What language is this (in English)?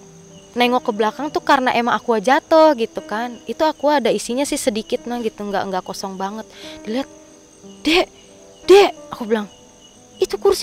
Indonesian